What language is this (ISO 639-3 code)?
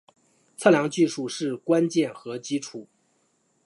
zho